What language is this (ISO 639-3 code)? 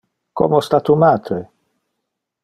ina